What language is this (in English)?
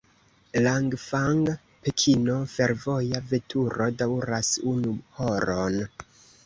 Esperanto